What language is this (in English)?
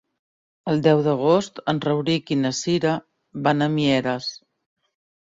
Catalan